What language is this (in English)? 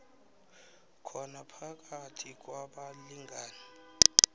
South Ndebele